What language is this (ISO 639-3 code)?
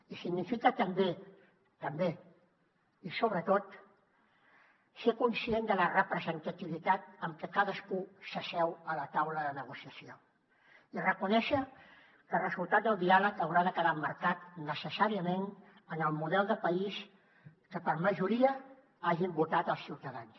cat